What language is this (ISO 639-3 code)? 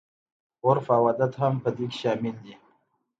pus